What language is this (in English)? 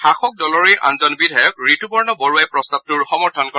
Assamese